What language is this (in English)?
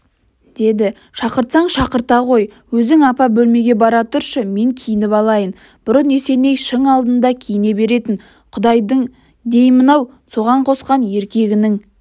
Kazakh